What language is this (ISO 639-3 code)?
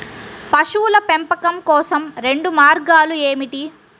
tel